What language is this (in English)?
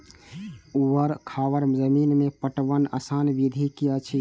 Maithili